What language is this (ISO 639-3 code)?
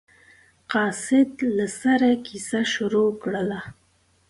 pus